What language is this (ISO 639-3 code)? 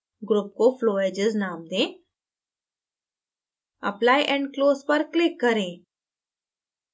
hin